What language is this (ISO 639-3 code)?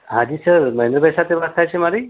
guj